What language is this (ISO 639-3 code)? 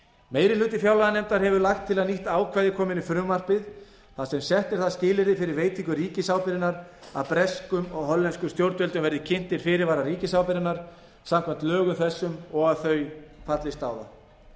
isl